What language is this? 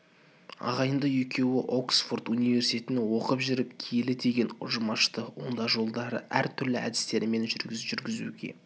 Kazakh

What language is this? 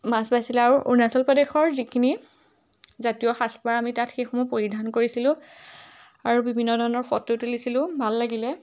Assamese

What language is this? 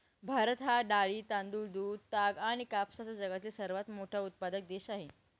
Marathi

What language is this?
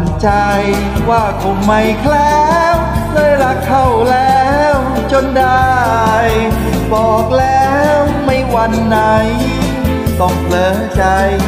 Thai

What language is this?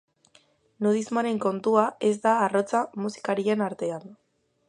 Basque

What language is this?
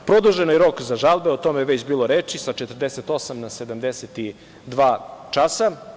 Serbian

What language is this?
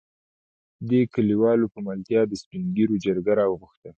Pashto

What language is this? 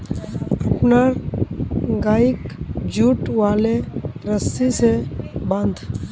Magahi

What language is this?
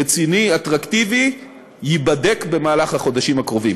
Hebrew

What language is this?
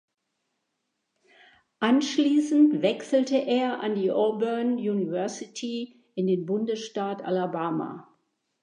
German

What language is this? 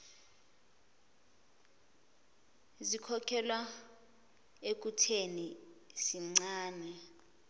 Zulu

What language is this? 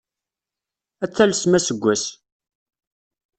Kabyle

